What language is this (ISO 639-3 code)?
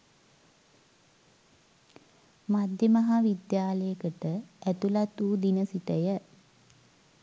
sin